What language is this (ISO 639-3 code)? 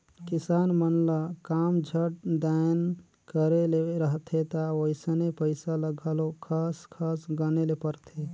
hne